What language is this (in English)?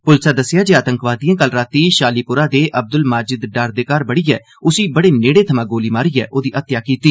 Dogri